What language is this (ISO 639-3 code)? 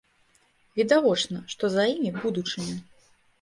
bel